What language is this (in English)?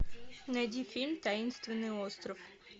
Russian